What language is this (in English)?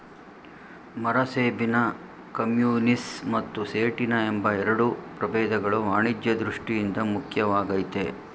Kannada